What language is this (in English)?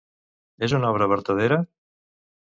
Catalan